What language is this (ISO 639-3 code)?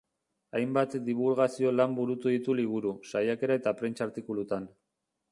eus